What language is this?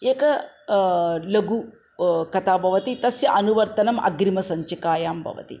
Sanskrit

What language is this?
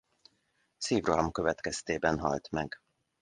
Hungarian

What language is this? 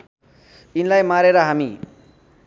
Nepali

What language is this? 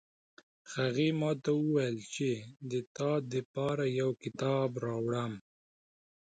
Pashto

